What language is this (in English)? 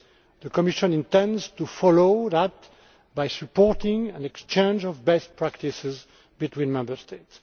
English